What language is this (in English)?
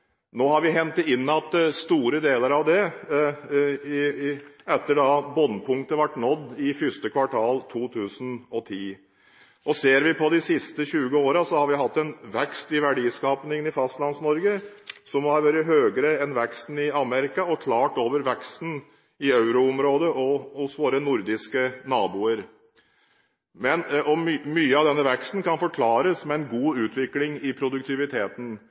Norwegian Bokmål